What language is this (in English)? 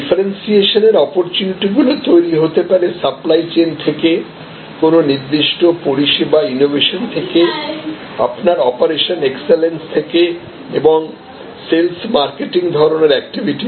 Bangla